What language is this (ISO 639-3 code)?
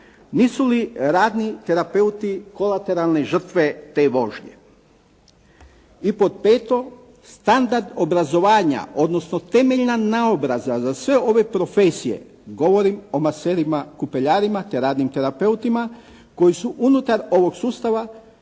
hrv